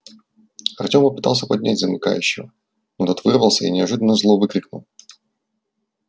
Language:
Russian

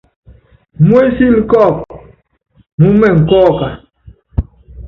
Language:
Yangben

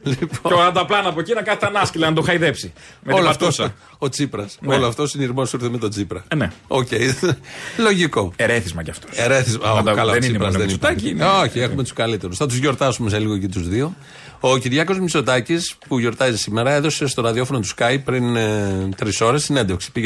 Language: Greek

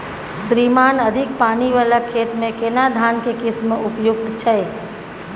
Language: Maithili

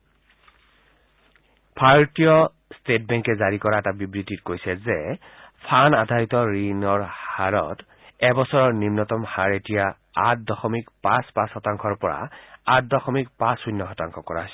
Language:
Assamese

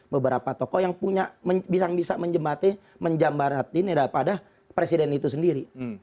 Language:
Indonesian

